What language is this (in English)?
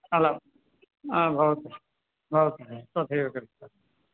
Sanskrit